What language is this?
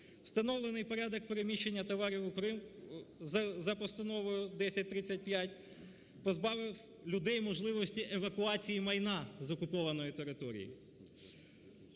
Ukrainian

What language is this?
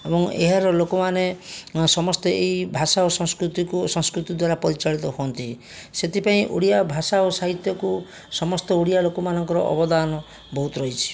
Odia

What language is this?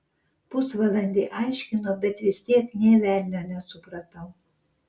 Lithuanian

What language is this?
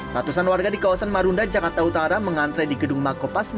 Indonesian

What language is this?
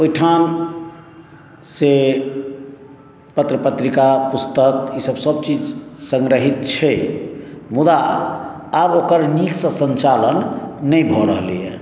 Maithili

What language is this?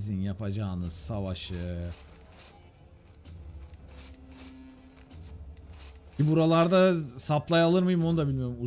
Turkish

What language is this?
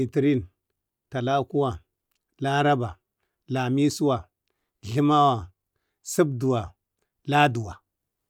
Bade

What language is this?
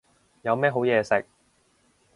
Cantonese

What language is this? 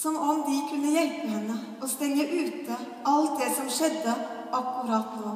Norwegian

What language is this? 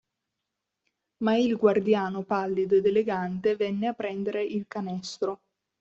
Italian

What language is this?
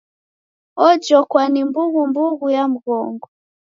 Taita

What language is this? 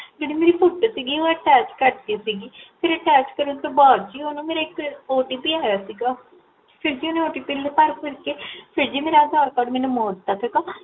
Punjabi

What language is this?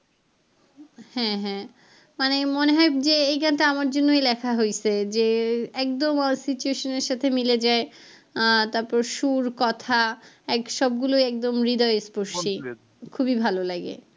Bangla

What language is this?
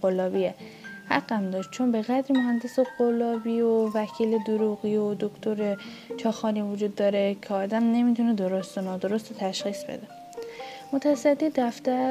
Persian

